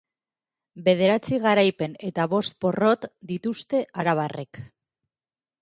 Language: Basque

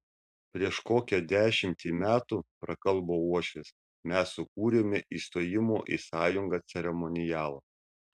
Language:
Lithuanian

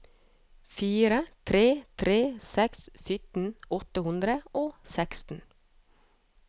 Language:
Norwegian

